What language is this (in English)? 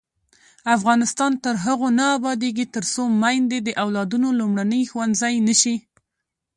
Pashto